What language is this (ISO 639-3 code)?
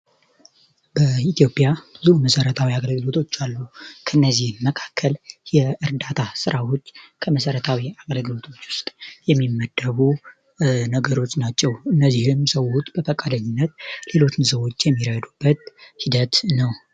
amh